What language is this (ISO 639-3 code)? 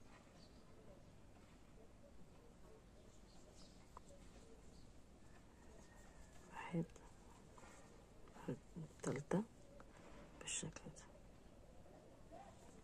ara